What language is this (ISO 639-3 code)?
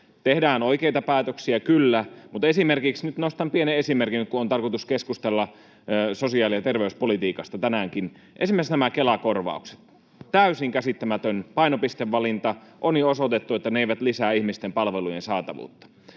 fin